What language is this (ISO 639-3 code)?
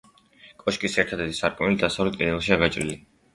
kat